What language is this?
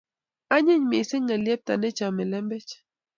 Kalenjin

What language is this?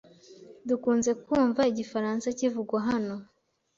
Kinyarwanda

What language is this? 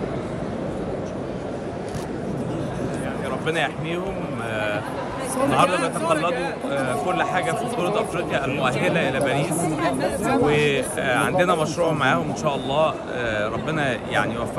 Arabic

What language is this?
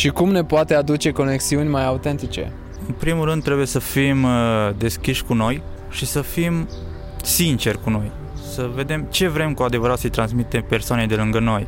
Romanian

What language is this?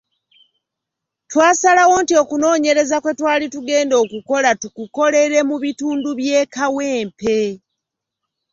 Ganda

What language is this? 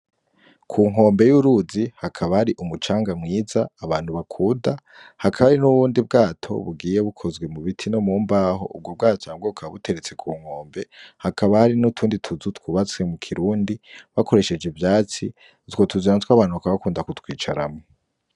Rundi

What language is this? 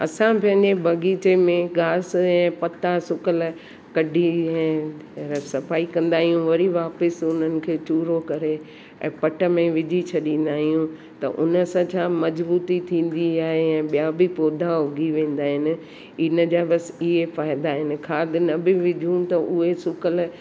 Sindhi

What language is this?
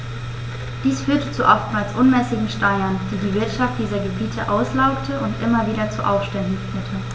German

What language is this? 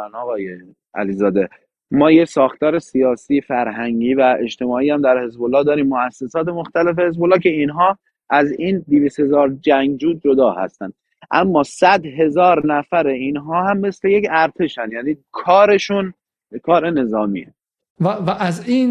Persian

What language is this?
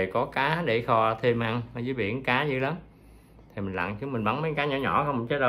Vietnamese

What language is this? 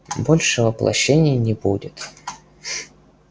Russian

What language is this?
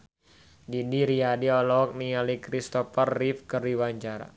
Sundanese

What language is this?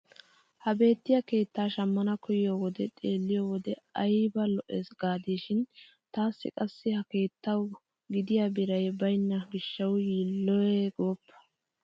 Wolaytta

